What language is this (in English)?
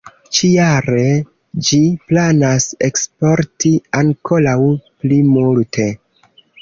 Esperanto